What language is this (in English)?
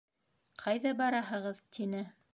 Bashkir